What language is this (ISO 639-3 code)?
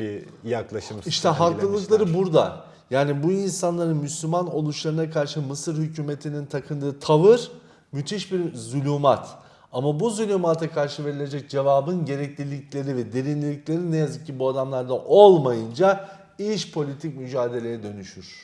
tur